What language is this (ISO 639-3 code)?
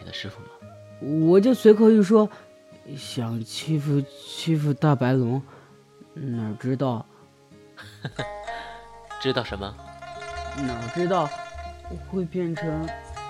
zho